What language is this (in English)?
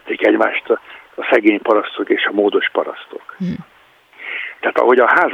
Hungarian